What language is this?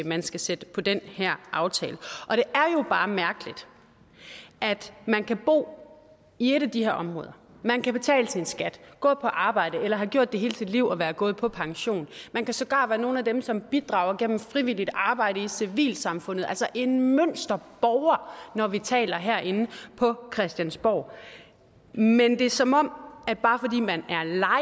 Danish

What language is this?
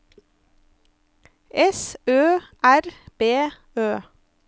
Norwegian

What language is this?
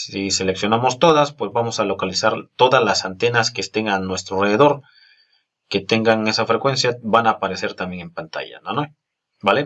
Spanish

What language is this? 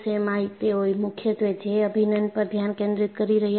Gujarati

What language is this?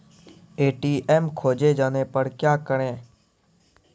Maithili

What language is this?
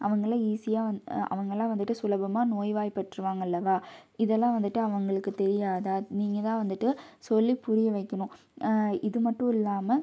Tamil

